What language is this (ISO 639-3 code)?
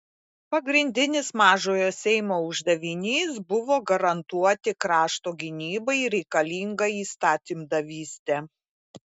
lit